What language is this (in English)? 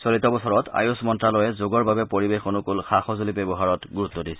Assamese